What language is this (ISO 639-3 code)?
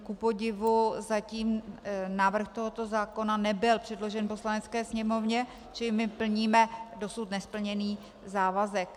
ces